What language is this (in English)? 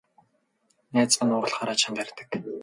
Mongolian